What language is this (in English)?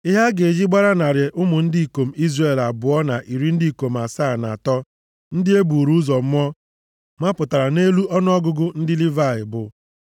Igbo